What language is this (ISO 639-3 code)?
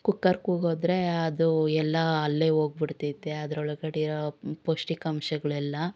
kan